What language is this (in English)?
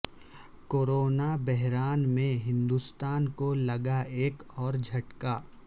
Urdu